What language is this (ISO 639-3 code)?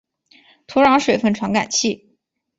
zho